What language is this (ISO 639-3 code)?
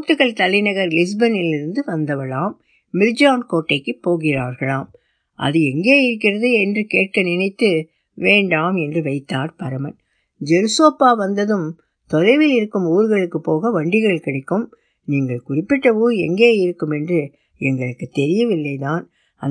tam